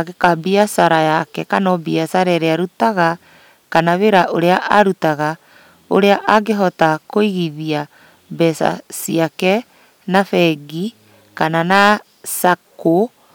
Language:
Kikuyu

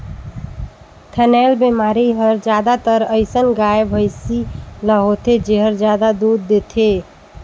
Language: Chhattisgarhi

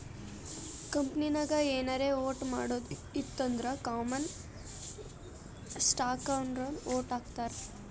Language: Kannada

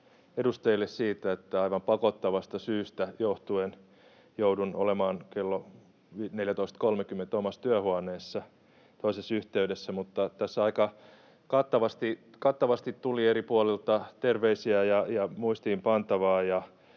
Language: Finnish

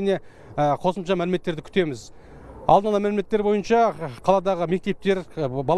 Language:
Turkish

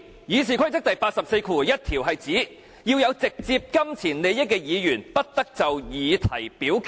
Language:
Cantonese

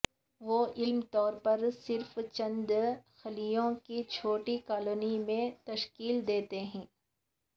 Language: Urdu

